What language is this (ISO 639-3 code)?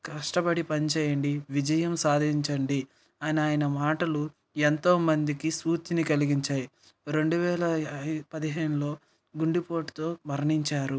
tel